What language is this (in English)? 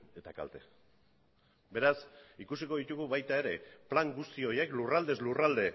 Basque